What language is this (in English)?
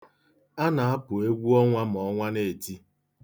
Igbo